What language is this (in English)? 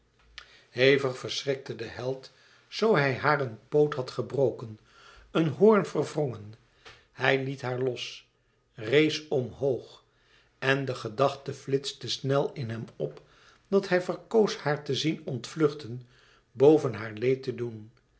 Dutch